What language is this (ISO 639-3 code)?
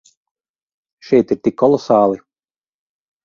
lav